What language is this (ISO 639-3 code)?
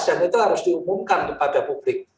ind